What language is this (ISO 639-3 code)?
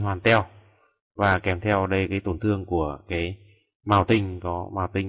vie